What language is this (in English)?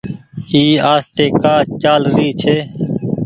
Goaria